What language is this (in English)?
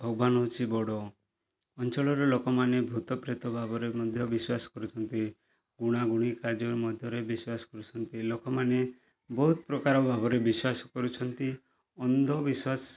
Odia